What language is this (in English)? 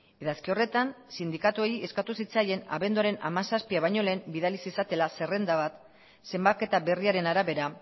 Basque